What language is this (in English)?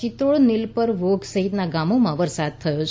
Gujarati